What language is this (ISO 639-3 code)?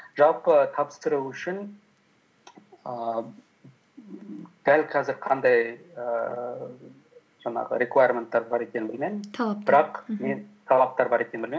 kaz